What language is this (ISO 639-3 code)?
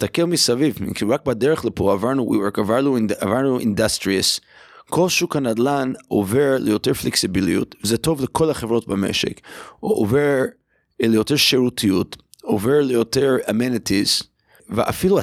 heb